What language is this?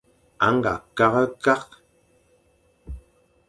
Fang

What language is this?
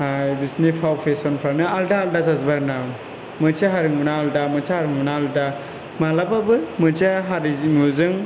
Bodo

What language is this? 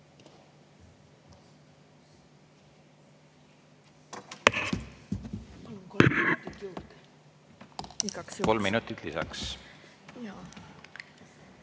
Estonian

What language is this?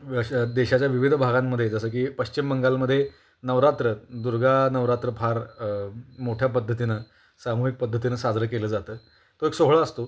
Marathi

